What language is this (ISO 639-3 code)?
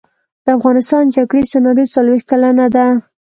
pus